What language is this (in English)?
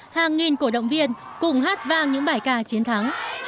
Vietnamese